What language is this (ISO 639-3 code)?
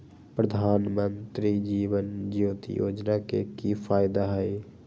mag